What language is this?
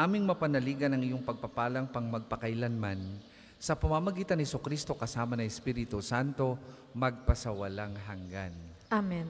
Filipino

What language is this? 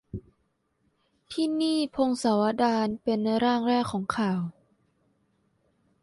Thai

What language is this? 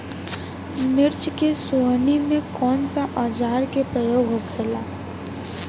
Bhojpuri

